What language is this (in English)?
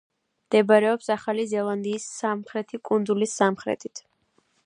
Georgian